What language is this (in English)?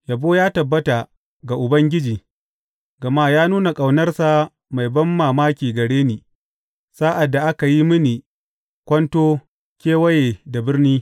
Hausa